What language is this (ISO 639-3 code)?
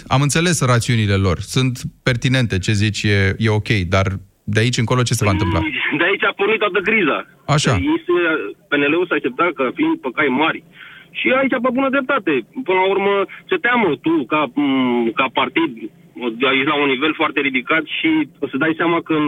ron